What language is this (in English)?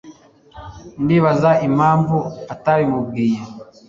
Kinyarwanda